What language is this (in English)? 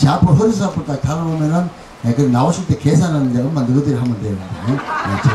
Korean